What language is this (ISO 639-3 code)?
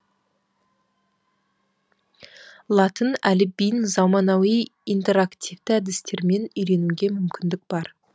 kaz